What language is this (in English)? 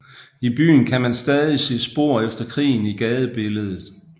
Danish